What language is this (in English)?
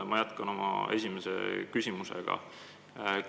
Estonian